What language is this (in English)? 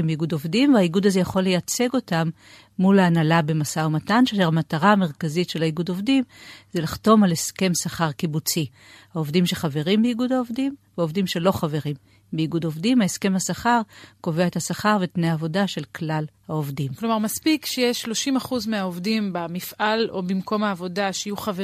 Hebrew